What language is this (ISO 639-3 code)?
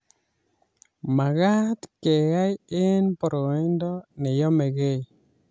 kln